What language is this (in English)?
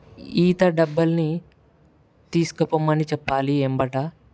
Telugu